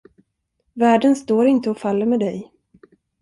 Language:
Swedish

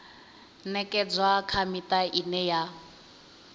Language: Venda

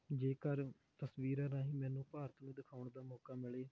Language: Punjabi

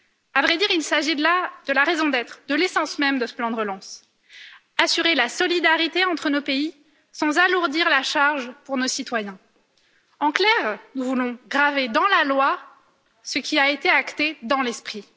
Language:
French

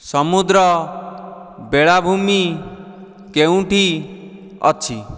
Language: Odia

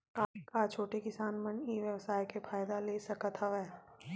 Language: Chhattisgarhi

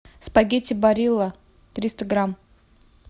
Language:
Russian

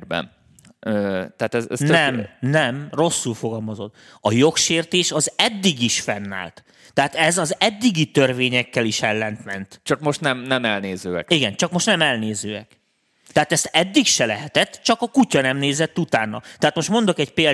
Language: Hungarian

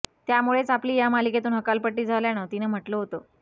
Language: Marathi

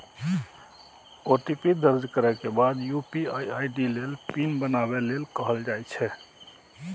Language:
Maithili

